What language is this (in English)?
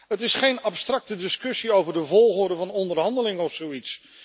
Dutch